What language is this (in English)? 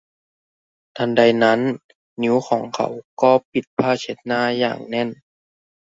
Thai